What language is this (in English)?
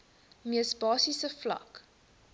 Afrikaans